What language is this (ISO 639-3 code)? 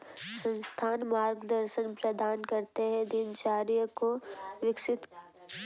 hin